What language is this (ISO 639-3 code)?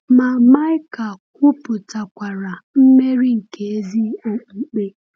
ibo